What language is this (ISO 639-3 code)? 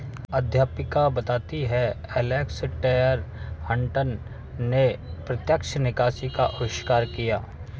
hin